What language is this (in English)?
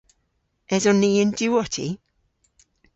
Cornish